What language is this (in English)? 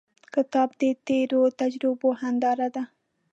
Pashto